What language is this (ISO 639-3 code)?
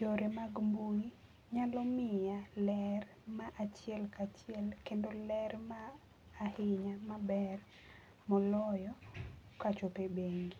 luo